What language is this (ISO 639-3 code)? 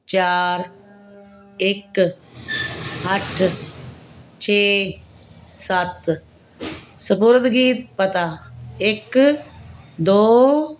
pan